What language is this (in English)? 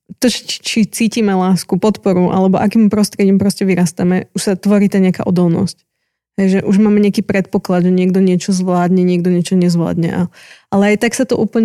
Slovak